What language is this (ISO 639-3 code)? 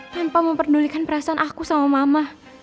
ind